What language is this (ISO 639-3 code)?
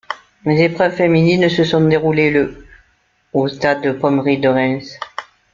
fra